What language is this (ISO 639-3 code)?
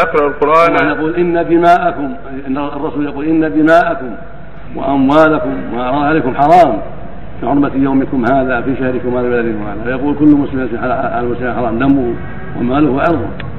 ara